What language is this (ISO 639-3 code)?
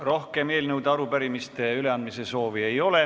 est